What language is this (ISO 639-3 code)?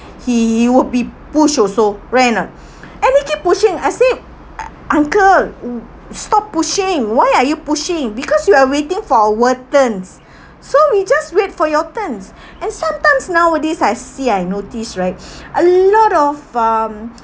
eng